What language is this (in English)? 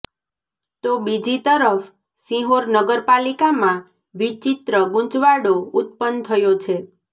Gujarati